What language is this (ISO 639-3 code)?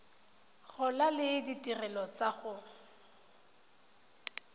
tsn